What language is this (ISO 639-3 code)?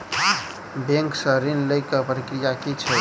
mai